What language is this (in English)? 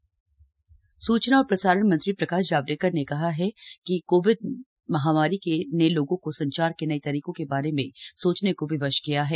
Hindi